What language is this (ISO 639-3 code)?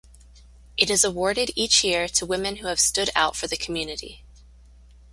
eng